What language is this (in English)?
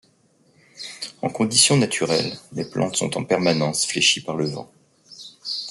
French